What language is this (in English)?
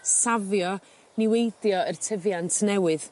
Welsh